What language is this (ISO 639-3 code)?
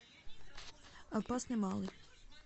rus